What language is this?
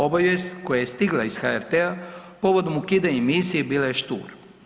Croatian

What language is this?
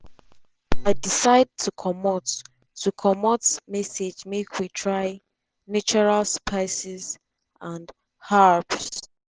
Nigerian Pidgin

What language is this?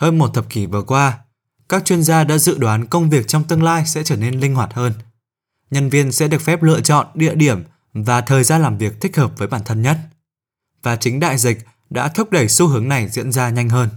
Vietnamese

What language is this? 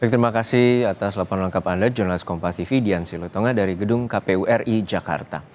Indonesian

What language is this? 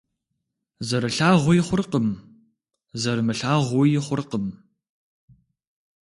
Kabardian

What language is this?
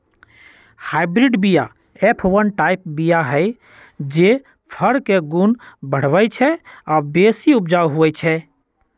Magahi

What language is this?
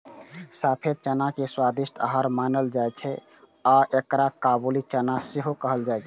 Maithili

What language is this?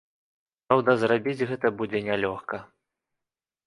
Belarusian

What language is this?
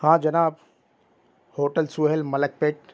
Urdu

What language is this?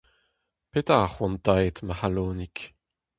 Breton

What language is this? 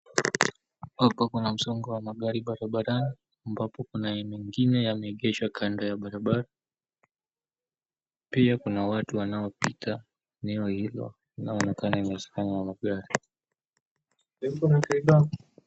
Swahili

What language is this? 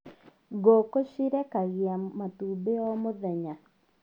Kikuyu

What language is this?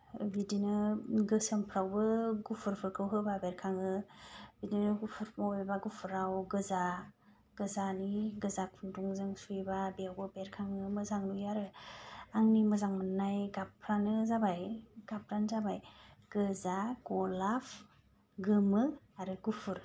Bodo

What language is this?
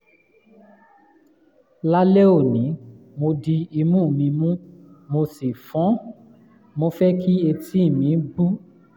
Yoruba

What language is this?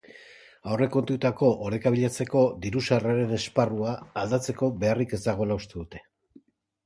Basque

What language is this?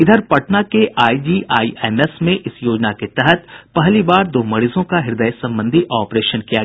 Hindi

